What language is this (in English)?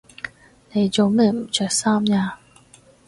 Cantonese